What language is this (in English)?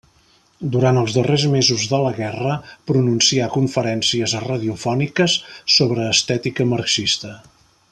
Catalan